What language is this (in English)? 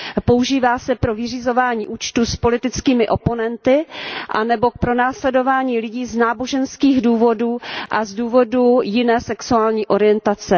Czech